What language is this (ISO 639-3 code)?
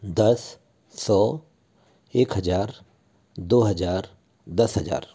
hin